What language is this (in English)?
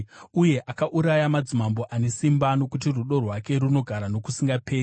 Shona